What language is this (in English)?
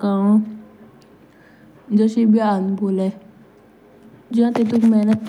Jaunsari